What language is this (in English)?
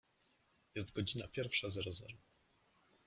Polish